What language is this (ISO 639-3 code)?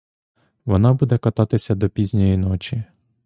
ukr